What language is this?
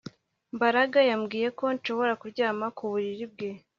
Kinyarwanda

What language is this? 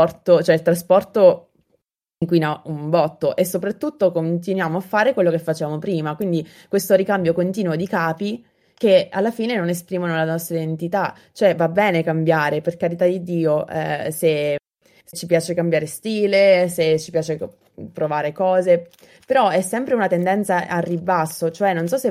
Italian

